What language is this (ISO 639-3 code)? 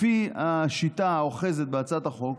heb